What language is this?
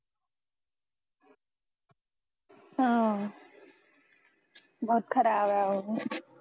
Punjabi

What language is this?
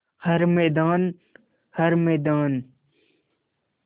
Hindi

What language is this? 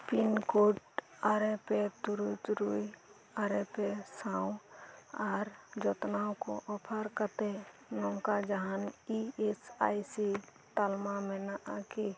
Santali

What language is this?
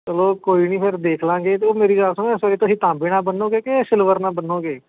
Punjabi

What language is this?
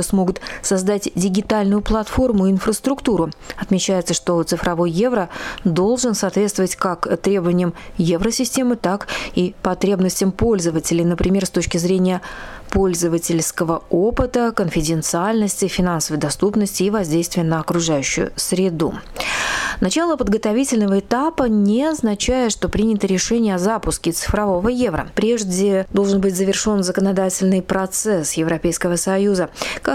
Russian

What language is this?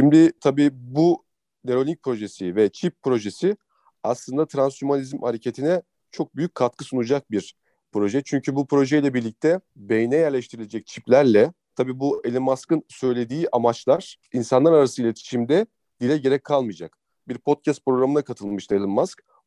Turkish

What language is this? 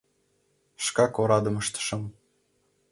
Mari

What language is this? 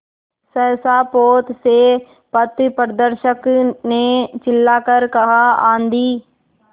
Hindi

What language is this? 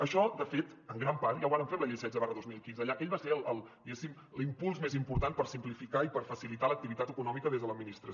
Catalan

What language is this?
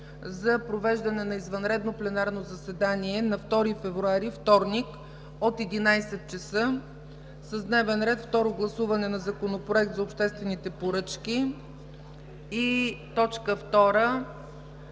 Bulgarian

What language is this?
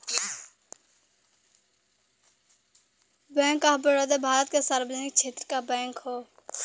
Bhojpuri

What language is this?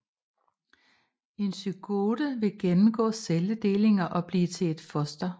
Danish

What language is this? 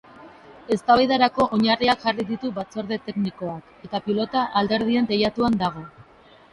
Basque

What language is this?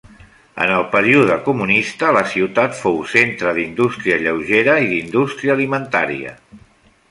Catalan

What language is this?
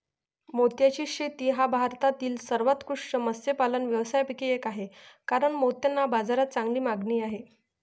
Marathi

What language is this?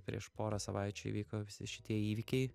Lithuanian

